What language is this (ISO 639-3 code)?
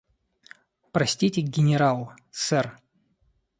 rus